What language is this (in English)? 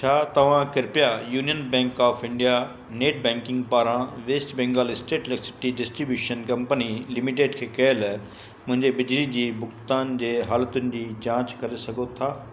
Sindhi